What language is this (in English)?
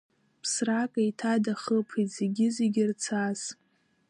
Abkhazian